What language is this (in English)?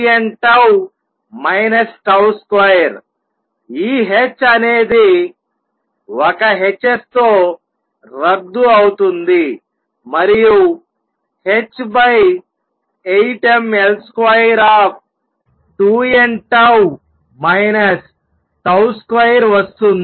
Telugu